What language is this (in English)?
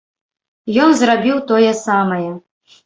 Belarusian